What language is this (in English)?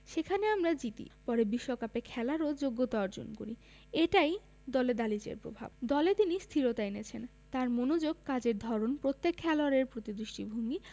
Bangla